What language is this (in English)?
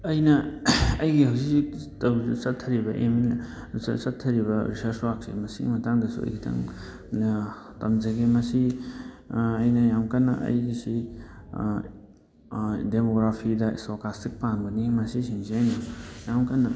Manipuri